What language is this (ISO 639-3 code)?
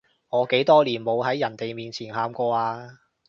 yue